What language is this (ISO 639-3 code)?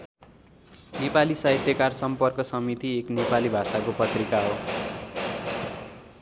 nep